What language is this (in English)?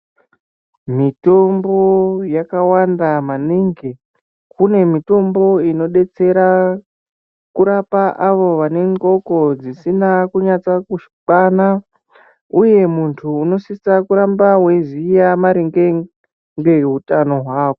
Ndau